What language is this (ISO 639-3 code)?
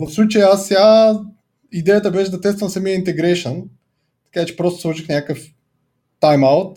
bul